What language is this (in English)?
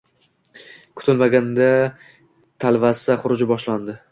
Uzbek